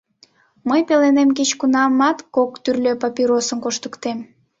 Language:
Mari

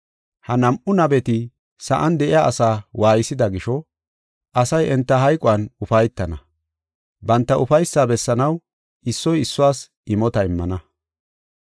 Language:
Gofa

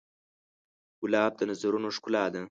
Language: Pashto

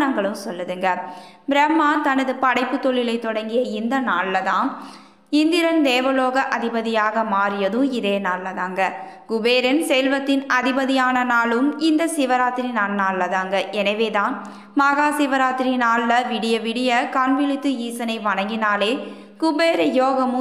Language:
Romanian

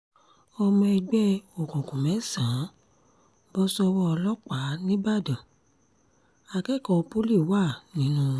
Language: Yoruba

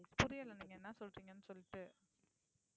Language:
Tamil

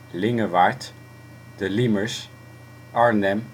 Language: Dutch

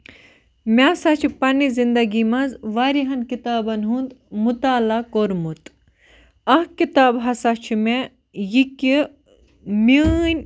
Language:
Kashmiri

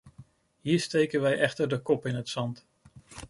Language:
Dutch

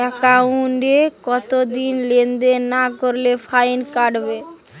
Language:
Bangla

